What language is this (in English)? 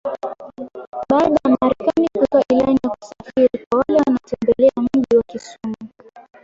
Swahili